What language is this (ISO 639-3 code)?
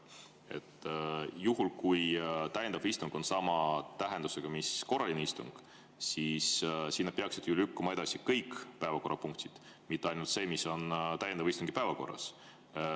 est